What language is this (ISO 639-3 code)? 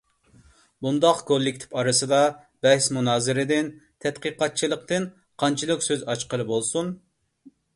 uig